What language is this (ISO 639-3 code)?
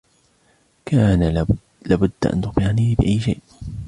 ara